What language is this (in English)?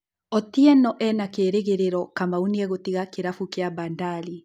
Kikuyu